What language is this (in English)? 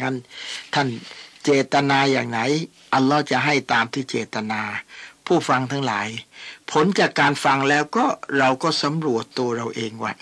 Thai